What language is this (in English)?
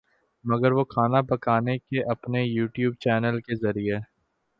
Urdu